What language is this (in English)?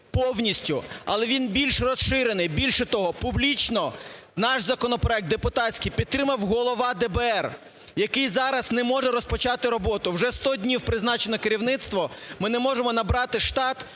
Ukrainian